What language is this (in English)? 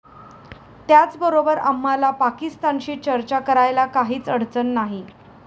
Marathi